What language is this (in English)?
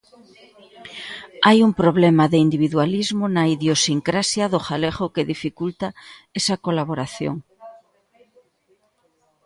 Galician